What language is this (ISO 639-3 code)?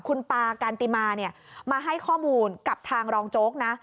tha